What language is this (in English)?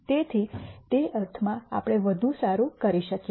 Gujarati